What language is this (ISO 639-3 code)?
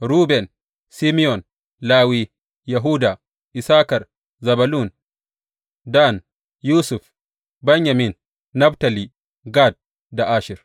hau